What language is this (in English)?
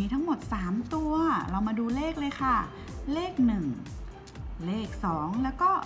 Thai